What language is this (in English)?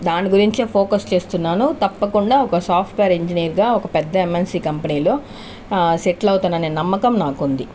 Telugu